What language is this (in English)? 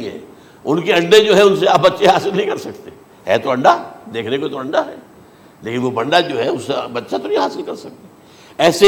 Urdu